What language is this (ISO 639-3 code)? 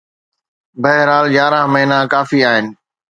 snd